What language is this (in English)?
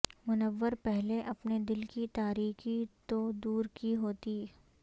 Urdu